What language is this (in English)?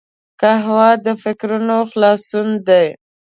Pashto